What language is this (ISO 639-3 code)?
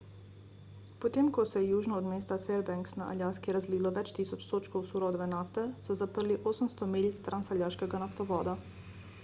slv